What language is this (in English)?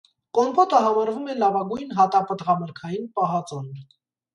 Armenian